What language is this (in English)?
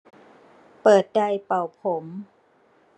Thai